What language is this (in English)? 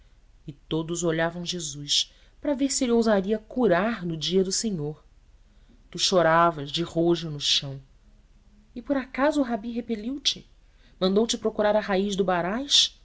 Portuguese